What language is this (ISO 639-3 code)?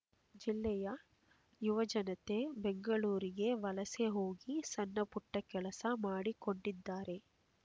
kan